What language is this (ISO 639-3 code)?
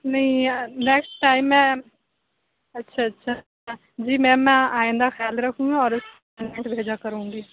urd